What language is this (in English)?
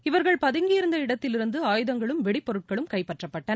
Tamil